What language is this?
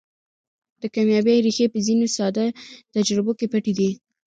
Pashto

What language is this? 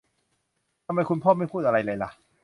Thai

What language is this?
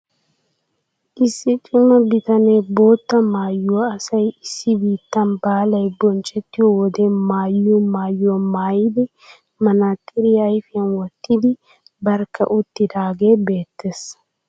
Wolaytta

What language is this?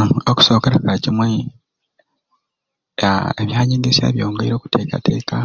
Ruuli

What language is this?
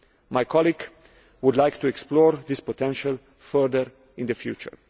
English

